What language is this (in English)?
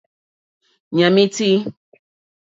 Mokpwe